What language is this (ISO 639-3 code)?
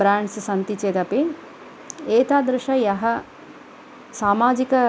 san